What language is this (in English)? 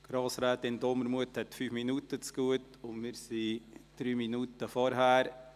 Swiss German